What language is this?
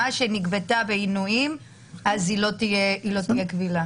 Hebrew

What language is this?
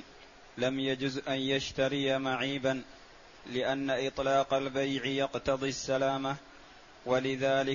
Arabic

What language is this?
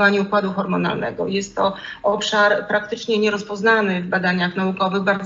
Polish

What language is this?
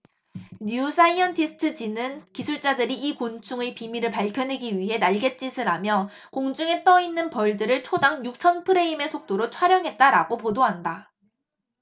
Korean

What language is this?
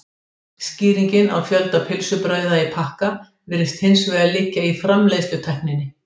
Icelandic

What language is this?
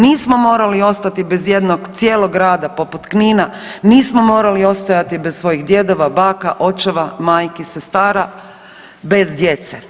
Croatian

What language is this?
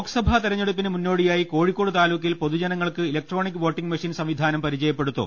Malayalam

